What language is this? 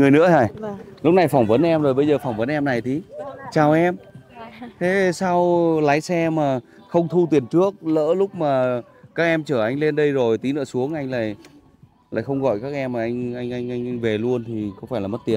Vietnamese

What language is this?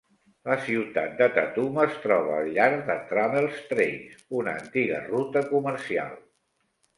Catalan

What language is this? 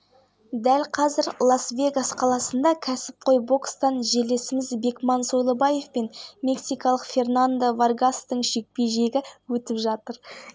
Kazakh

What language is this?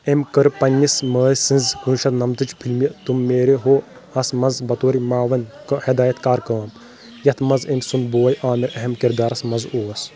Kashmiri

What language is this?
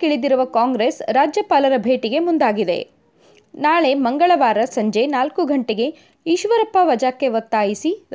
Kannada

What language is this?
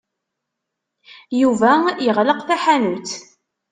Kabyle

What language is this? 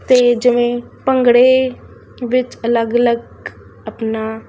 Punjabi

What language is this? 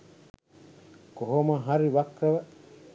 Sinhala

